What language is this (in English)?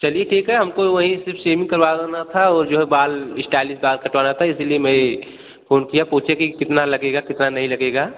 Hindi